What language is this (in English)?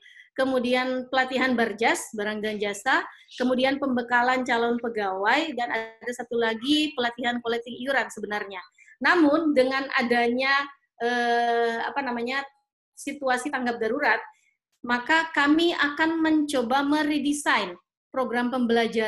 Indonesian